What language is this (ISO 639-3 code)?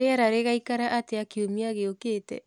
kik